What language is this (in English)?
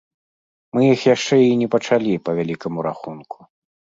Belarusian